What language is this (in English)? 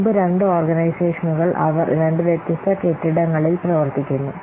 Malayalam